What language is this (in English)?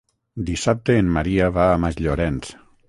Catalan